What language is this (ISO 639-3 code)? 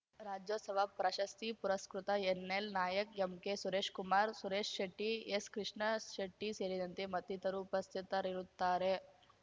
kan